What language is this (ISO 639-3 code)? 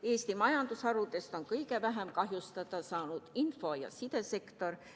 est